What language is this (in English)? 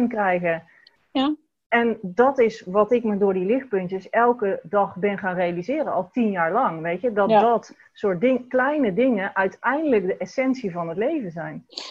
Dutch